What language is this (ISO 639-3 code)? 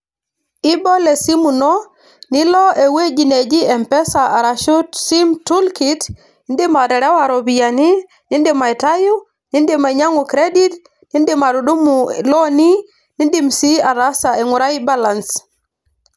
mas